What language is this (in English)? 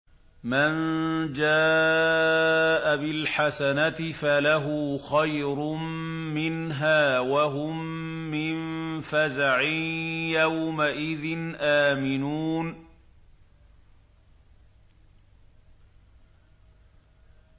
Arabic